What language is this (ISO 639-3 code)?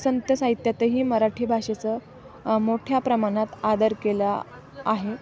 mar